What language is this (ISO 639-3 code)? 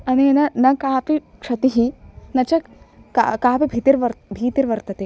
san